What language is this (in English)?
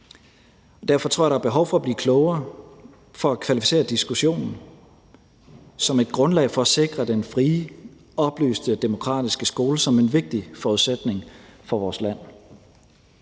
Danish